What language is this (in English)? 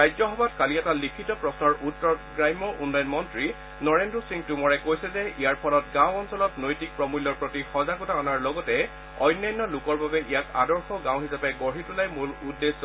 Assamese